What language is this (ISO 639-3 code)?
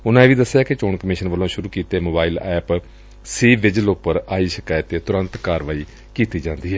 pan